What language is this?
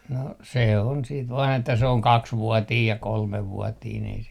Finnish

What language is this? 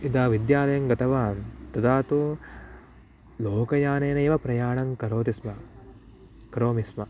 Sanskrit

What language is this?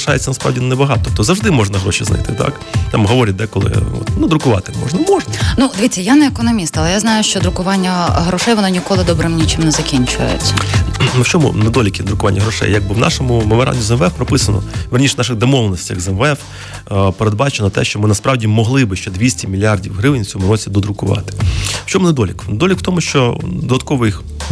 Ukrainian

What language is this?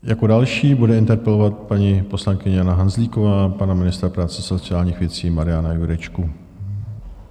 Czech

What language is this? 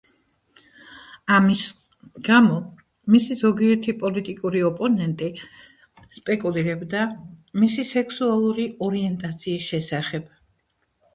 Georgian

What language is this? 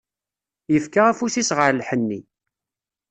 Kabyle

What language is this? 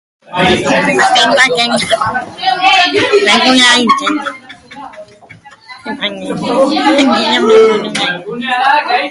Basque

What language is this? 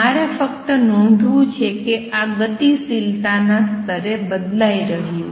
Gujarati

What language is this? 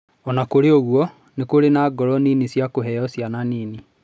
Kikuyu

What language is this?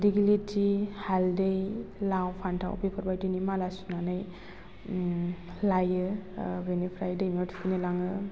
Bodo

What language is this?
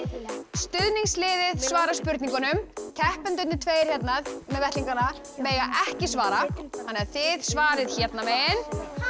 Icelandic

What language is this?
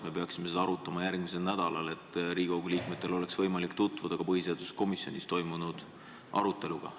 Estonian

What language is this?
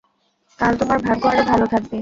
Bangla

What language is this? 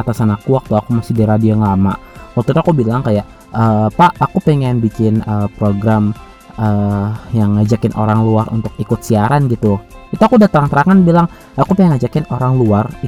Indonesian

